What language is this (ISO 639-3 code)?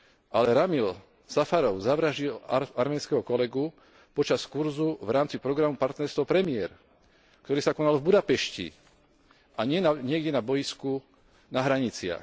slk